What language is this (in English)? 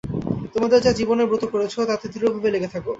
Bangla